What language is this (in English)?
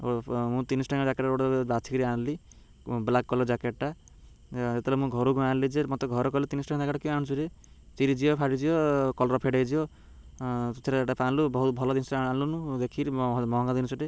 Odia